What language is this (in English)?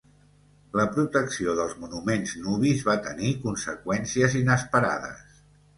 Catalan